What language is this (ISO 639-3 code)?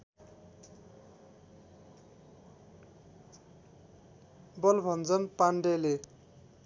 nep